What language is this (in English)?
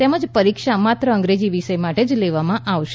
Gujarati